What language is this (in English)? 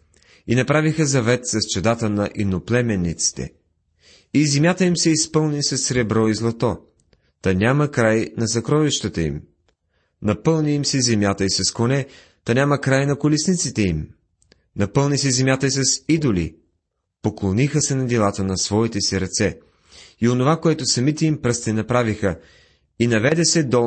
Bulgarian